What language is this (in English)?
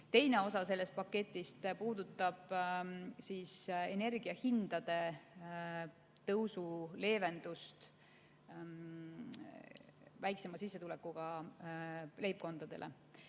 Estonian